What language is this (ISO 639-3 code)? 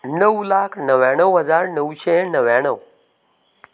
kok